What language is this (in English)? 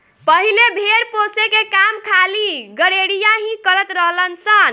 Bhojpuri